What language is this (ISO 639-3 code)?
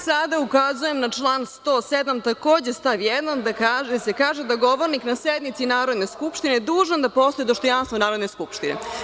srp